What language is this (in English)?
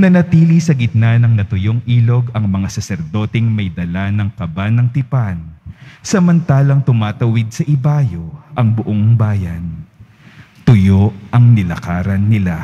Filipino